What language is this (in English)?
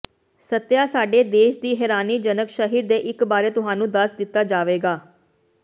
Punjabi